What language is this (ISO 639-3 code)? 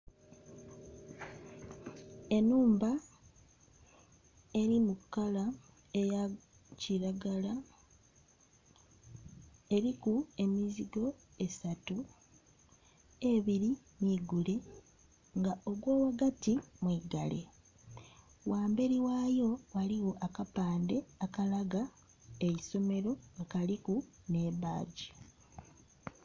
xog